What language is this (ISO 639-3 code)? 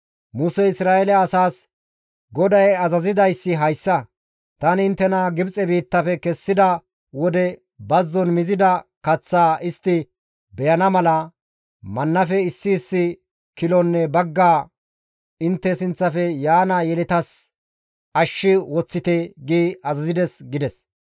gmv